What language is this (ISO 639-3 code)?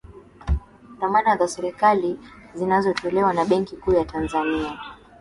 swa